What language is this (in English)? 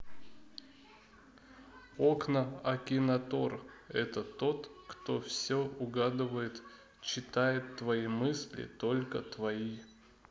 Russian